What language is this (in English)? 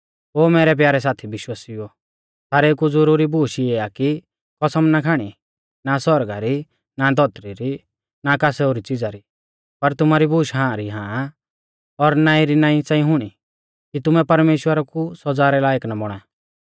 Mahasu Pahari